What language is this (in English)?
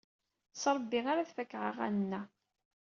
Kabyle